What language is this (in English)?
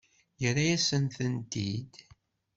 Kabyle